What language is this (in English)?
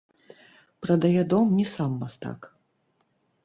Belarusian